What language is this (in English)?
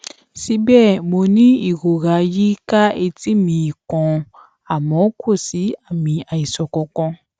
Yoruba